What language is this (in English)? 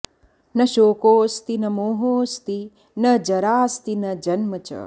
Sanskrit